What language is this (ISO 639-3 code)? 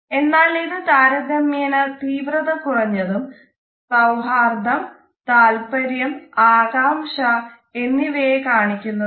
mal